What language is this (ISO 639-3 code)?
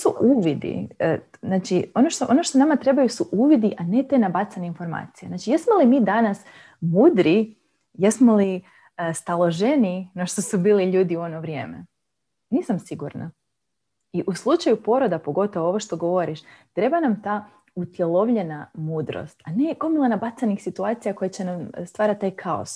hrv